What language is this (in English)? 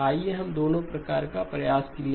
Hindi